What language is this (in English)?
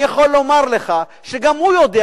Hebrew